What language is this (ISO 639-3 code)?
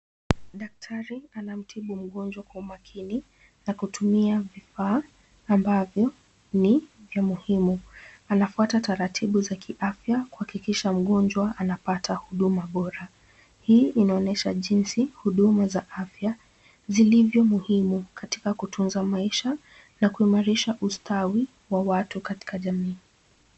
swa